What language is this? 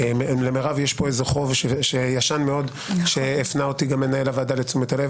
Hebrew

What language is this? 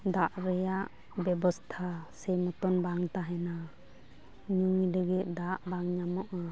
Santali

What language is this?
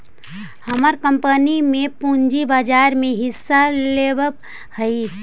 Magahi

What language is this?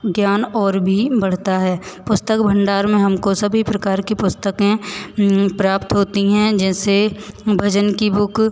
Hindi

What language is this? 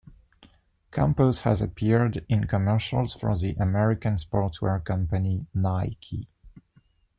English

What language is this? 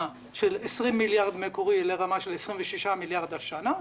Hebrew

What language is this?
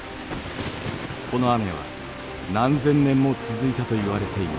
Japanese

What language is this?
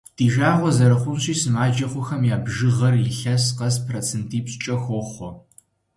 Kabardian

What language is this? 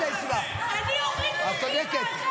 Hebrew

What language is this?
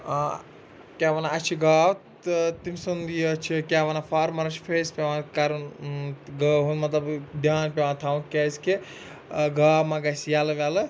Kashmiri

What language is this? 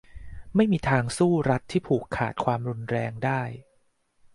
Thai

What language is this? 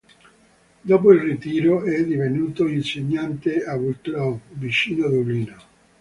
Italian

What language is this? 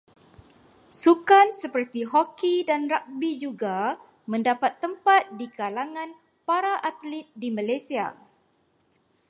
Malay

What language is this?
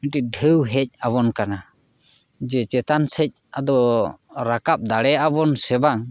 Santali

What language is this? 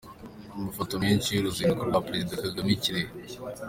Kinyarwanda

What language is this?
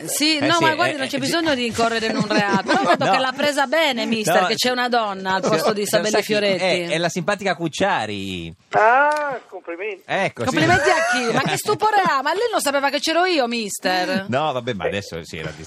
Italian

